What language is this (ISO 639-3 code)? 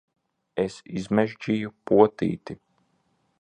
lav